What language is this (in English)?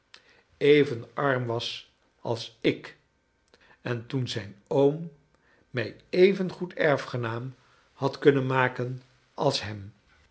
Dutch